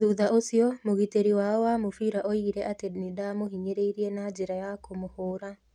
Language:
Kikuyu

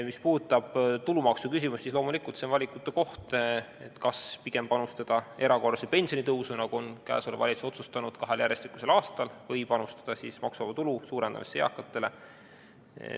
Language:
Estonian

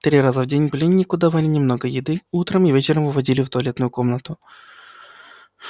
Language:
Russian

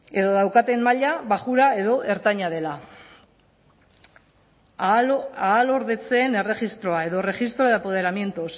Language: Basque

